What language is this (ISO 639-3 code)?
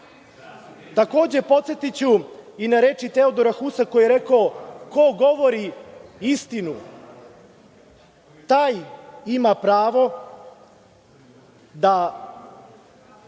srp